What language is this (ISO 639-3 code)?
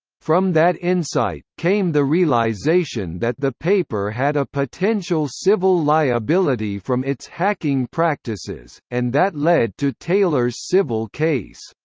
eng